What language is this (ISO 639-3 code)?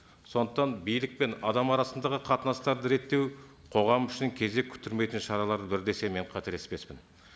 kaz